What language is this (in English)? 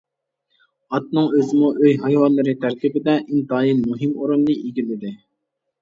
Uyghur